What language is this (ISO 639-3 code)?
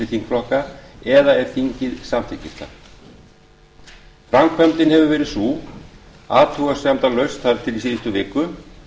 isl